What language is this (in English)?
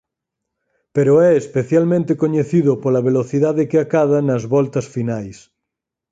Galician